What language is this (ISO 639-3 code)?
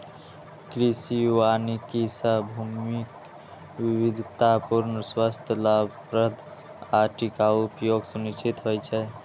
mai